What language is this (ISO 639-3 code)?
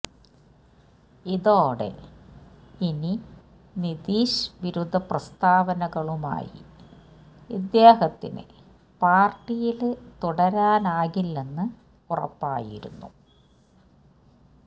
mal